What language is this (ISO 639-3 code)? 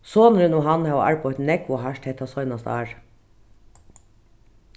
fao